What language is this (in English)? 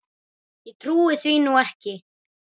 Icelandic